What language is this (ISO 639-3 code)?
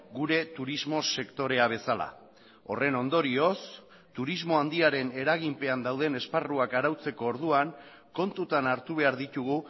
eus